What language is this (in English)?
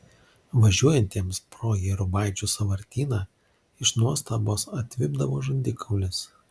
Lithuanian